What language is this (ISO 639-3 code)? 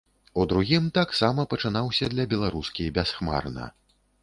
bel